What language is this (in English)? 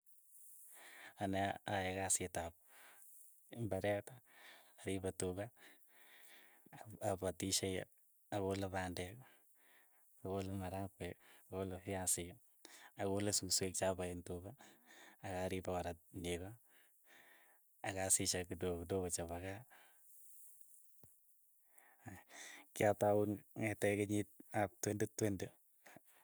Keiyo